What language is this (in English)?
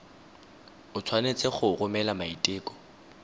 Tswana